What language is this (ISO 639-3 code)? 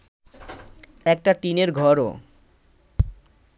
ben